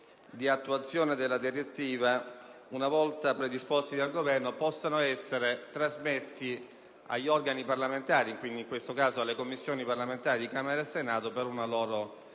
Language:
Italian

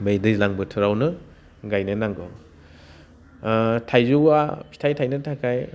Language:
Bodo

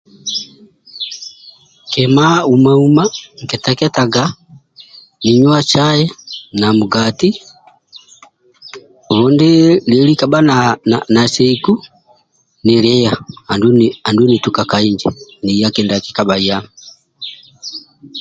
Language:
Amba (Uganda)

